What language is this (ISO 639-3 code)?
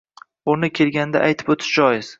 uzb